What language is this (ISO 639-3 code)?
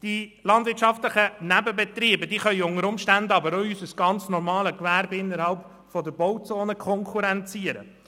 gsw